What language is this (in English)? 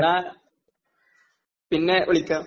Malayalam